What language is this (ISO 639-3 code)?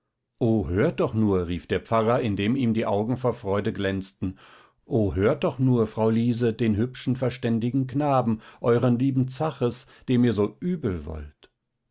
deu